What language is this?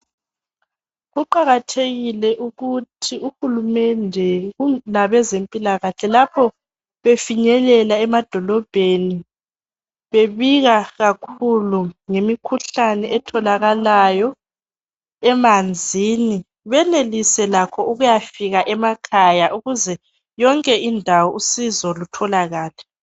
North Ndebele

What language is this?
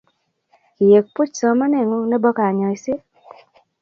Kalenjin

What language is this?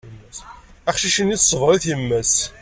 Kabyle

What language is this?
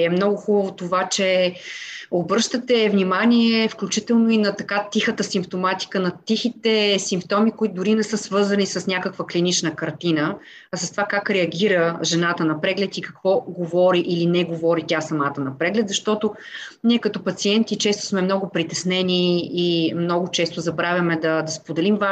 Bulgarian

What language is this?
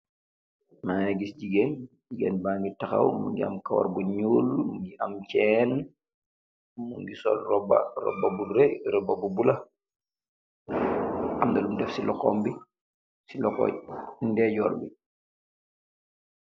Wolof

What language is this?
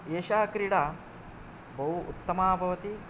Sanskrit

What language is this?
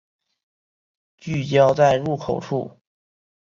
Chinese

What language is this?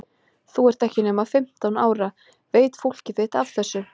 Icelandic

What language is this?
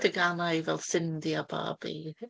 Welsh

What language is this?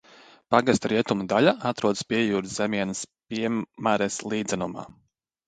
Latvian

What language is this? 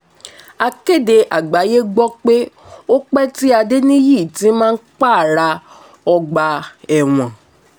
Yoruba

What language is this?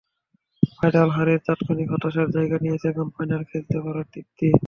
Bangla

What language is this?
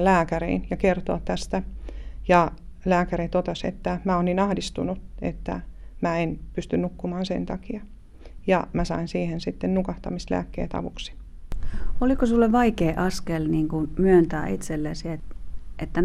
Finnish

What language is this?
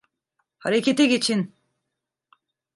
Turkish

